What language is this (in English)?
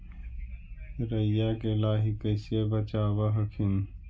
Magahi